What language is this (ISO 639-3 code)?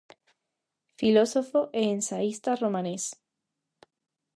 glg